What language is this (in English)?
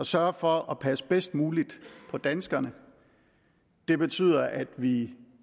Danish